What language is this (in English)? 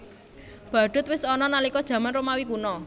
Javanese